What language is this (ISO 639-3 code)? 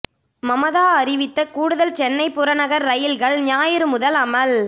tam